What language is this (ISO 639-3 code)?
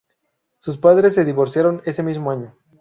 spa